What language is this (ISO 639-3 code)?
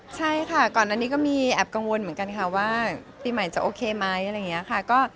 tha